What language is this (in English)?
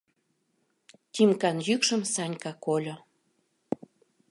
Mari